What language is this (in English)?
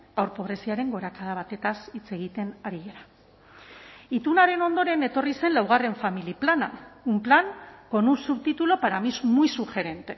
Basque